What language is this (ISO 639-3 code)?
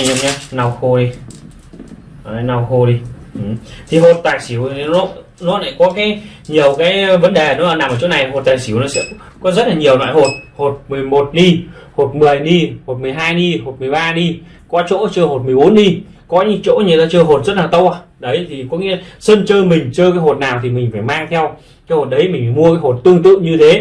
vie